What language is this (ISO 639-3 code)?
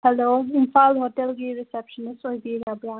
mni